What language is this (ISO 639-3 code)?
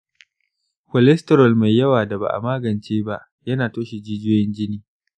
hau